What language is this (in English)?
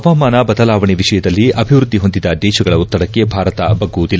Kannada